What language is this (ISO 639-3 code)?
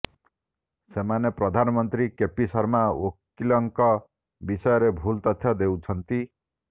ori